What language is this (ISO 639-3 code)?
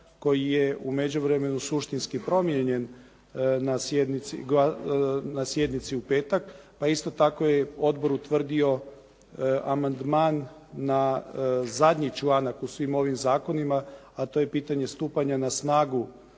hrv